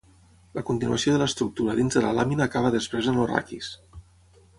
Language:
Catalan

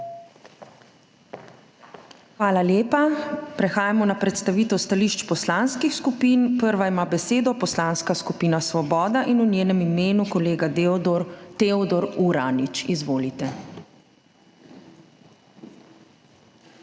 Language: Slovenian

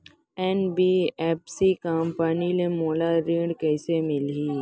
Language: Chhattisgarhi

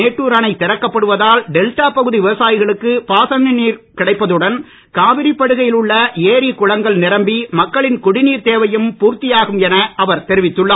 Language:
Tamil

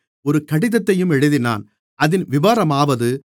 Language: Tamil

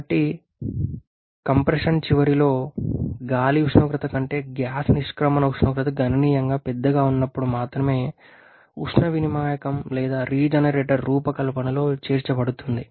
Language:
Telugu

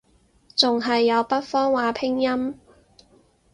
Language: Cantonese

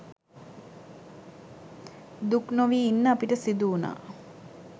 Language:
Sinhala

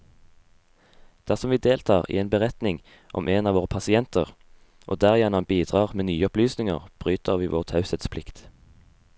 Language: Norwegian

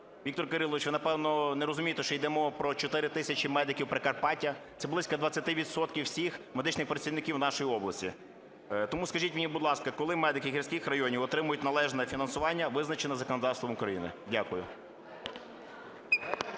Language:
Ukrainian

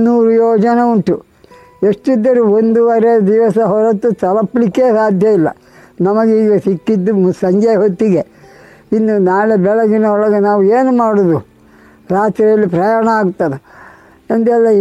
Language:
Kannada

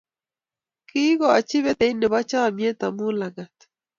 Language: Kalenjin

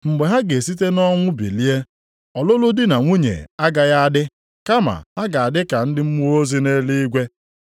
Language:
Igbo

